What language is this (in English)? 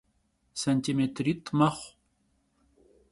Kabardian